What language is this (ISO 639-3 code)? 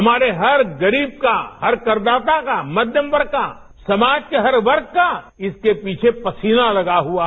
hin